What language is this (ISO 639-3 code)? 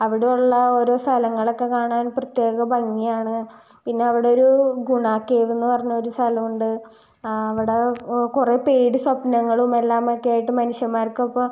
mal